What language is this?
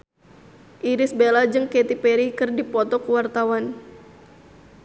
Sundanese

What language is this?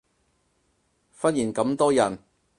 Cantonese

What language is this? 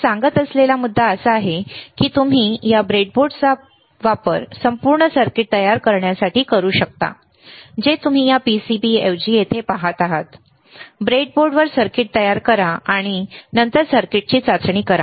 Marathi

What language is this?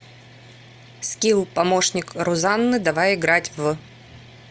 Russian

